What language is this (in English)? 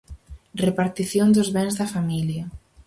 Galician